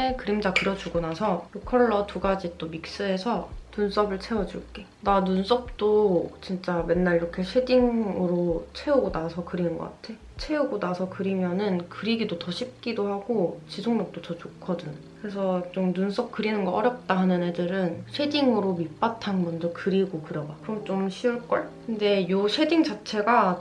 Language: Korean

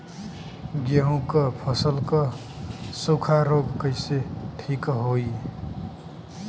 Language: Bhojpuri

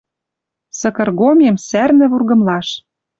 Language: Western Mari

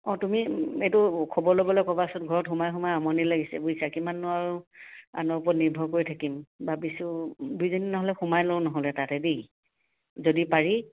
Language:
Assamese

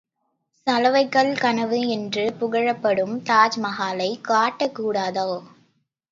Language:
Tamil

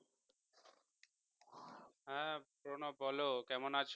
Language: Bangla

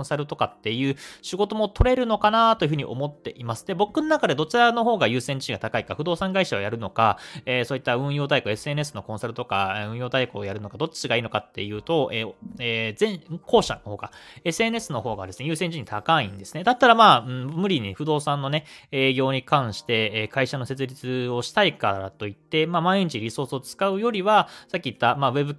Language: Japanese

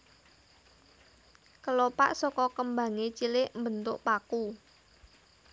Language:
Javanese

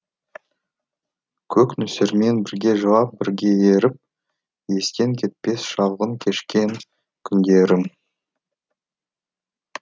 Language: Kazakh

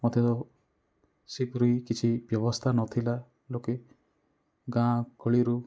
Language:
Odia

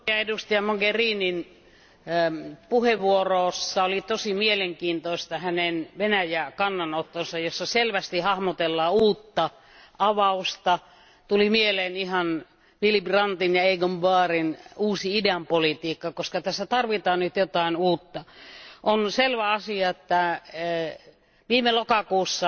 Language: Finnish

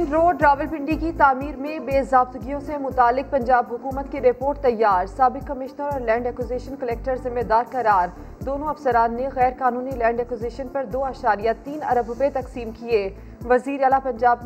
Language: Urdu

